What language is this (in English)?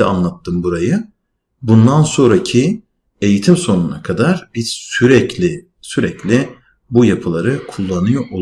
Turkish